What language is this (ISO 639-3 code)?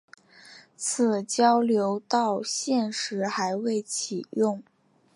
zho